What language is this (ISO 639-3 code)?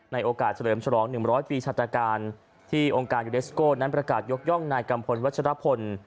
tha